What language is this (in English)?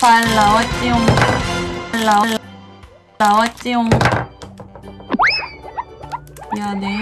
Korean